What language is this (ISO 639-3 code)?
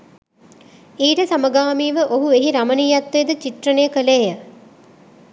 sin